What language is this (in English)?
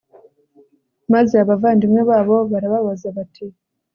Kinyarwanda